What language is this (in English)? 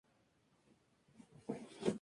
Spanish